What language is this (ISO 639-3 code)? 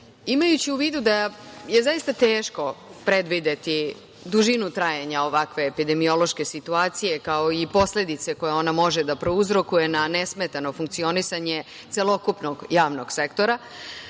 srp